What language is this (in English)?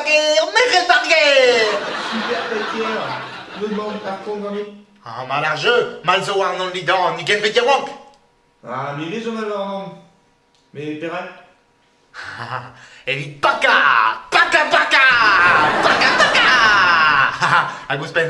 French